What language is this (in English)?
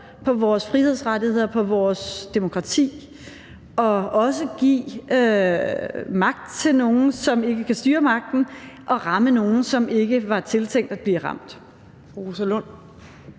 Danish